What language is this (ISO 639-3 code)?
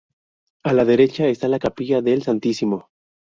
spa